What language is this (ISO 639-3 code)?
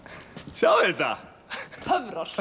isl